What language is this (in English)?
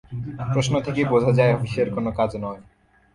Bangla